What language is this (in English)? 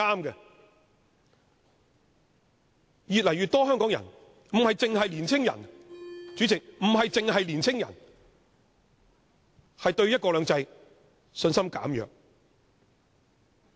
Cantonese